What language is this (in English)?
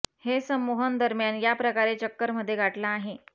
Marathi